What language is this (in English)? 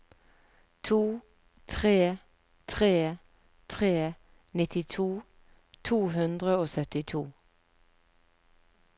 Norwegian